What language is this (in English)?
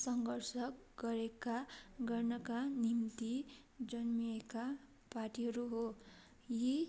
Nepali